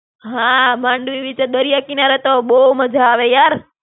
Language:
Gujarati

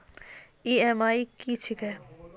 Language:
Maithili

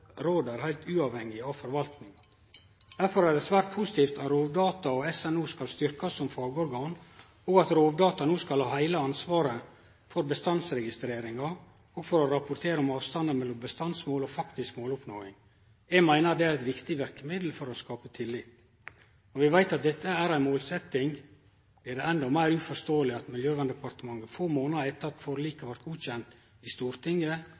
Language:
Norwegian Nynorsk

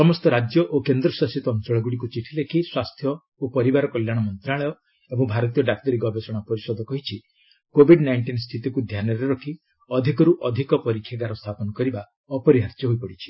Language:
Odia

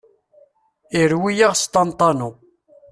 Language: Kabyle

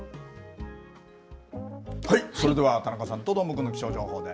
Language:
Japanese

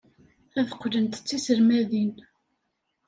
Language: Kabyle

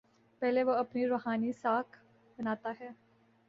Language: Urdu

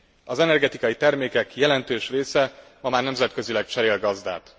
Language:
Hungarian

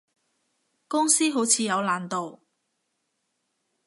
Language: Cantonese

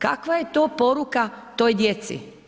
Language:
Croatian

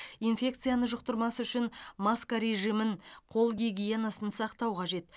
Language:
Kazakh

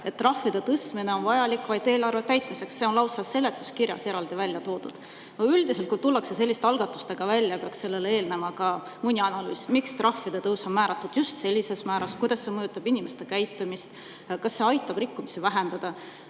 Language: Estonian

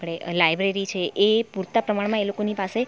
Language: Gujarati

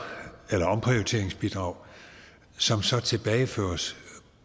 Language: Danish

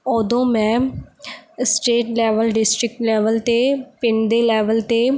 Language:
Punjabi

